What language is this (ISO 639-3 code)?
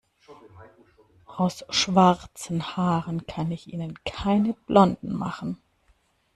deu